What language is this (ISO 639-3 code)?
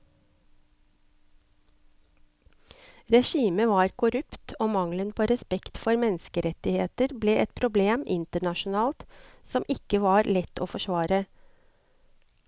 nor